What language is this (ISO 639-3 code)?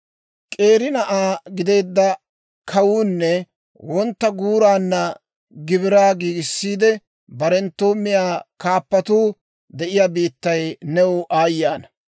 dwr